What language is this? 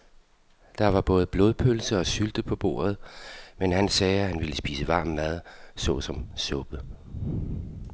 Danish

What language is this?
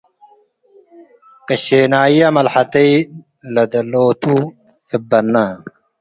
Tigre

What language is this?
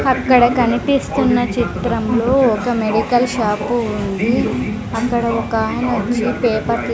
Telugu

